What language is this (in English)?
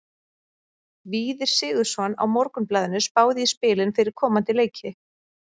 Icelandic